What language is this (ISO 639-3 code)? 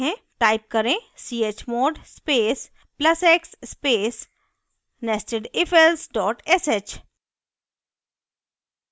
hin